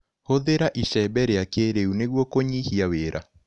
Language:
Kikuyu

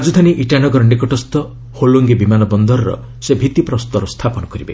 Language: Odia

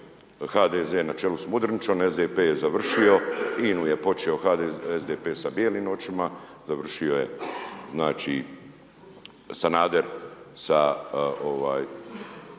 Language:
Croatian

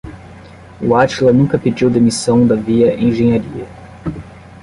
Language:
Portuguese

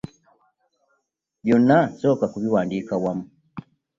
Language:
Ganda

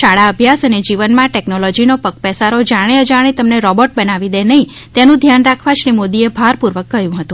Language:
Gujarati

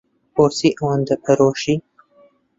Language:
Central Kurdish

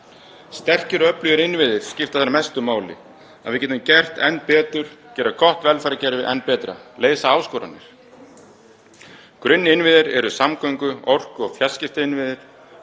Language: Icelandic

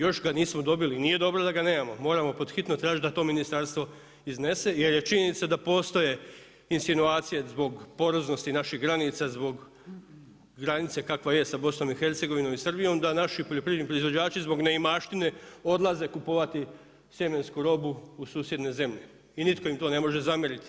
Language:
Croatian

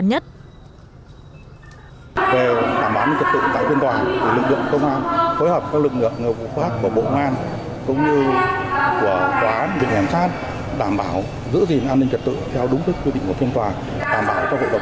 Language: Vietnamese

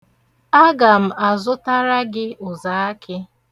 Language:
Igbo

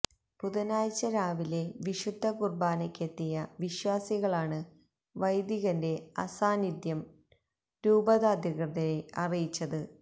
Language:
Malayalam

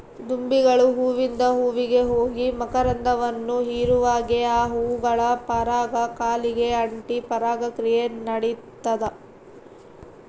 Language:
Kannada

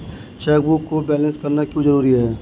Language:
Hindi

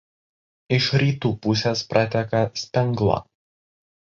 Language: Lithuanian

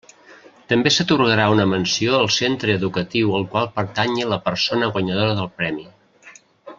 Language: Catalan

